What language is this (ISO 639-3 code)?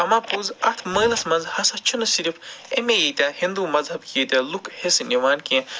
kas